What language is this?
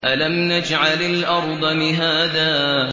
Arabic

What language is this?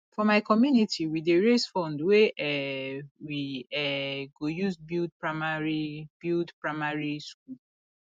Nigerian Pidgin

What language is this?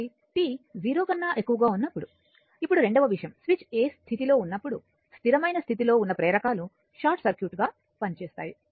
Telugu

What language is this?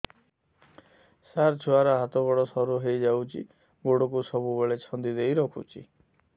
Odia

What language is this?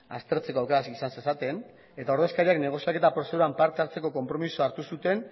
Basque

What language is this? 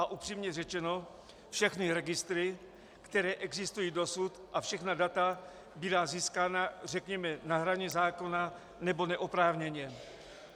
Czech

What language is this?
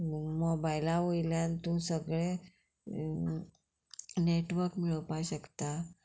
Konkani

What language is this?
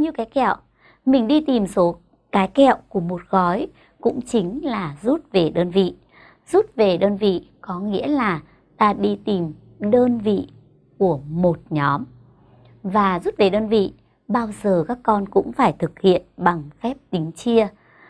Vietnamese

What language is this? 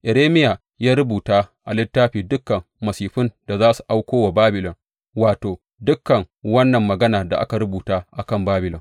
Hausa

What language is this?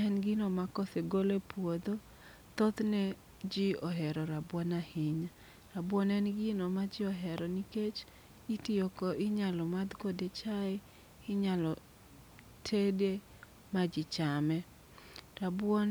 Luo (Kenya and Tanzania)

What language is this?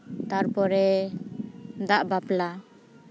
Santali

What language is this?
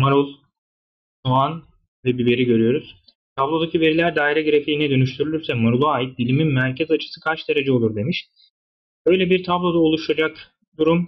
Turkish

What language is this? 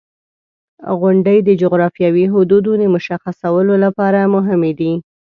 Pashto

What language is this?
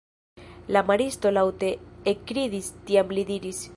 Esperanto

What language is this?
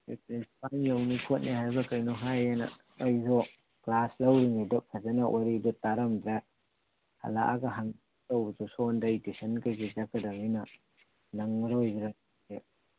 Manipuri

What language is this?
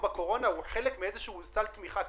Hebrew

